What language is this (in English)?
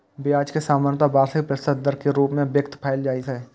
Maithili